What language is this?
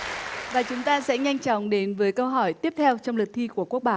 Vietnamese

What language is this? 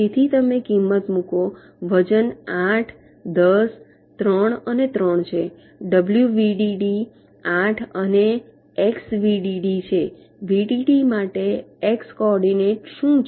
Gujarati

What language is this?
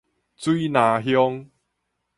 Min Nan Chinese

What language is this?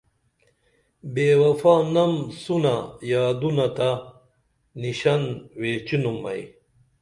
Dameli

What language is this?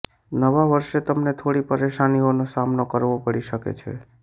Gujarati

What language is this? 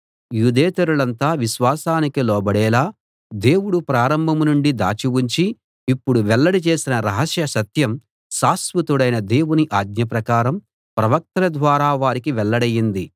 Telugu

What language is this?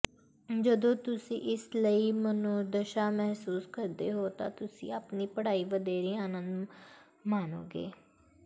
Punjabi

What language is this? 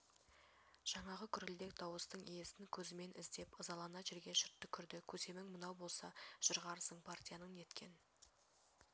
Kazakh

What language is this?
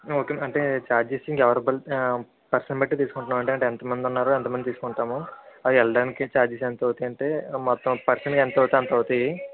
Telugu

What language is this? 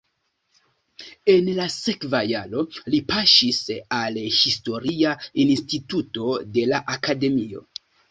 Esperanto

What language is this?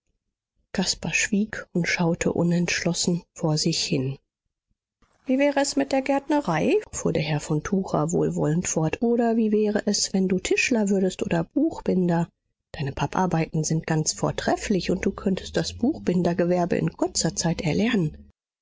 German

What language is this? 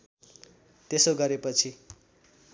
Nepali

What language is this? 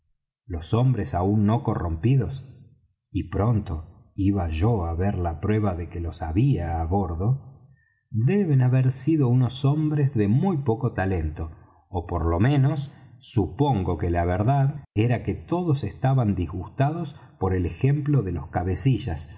Spanish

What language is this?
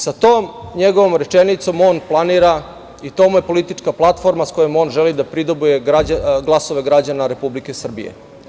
Serbian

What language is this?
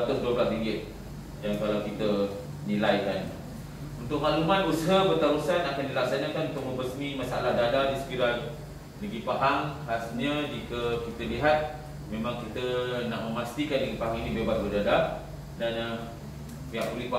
Malay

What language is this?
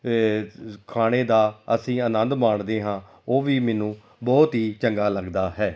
Punjabi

